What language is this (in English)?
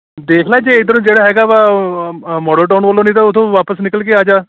Punjabi